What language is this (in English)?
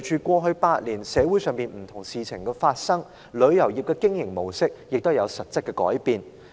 Cantonese